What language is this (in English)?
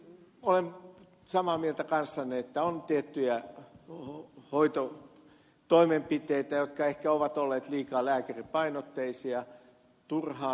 Finnish